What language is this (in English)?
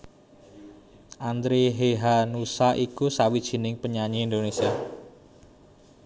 Javanese